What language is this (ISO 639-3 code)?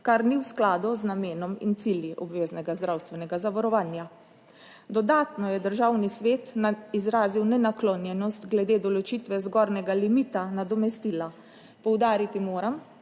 slv